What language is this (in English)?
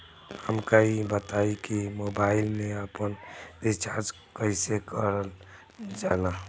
Bhojpuri